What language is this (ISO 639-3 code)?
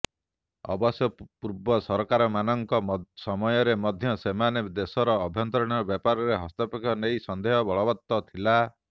ori